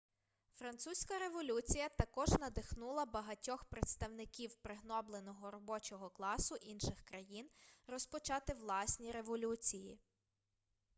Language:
Ukrainian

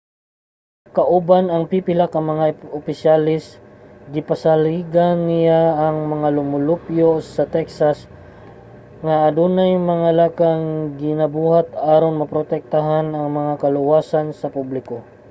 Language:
Cebuano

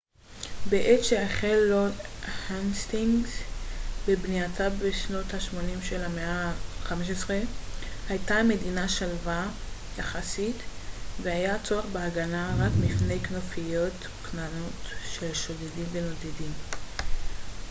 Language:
Hebrew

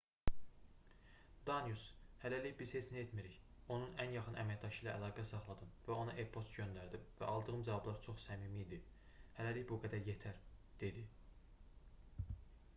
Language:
Azerbaijani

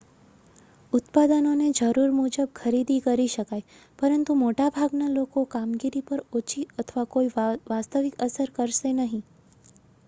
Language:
Gujarati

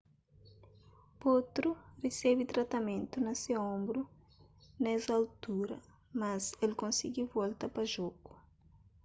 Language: Kabuverdianu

